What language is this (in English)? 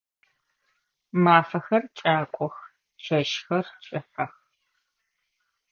Adyghe